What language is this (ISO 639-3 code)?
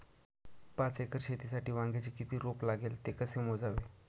mar